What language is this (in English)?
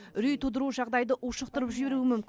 Kazakh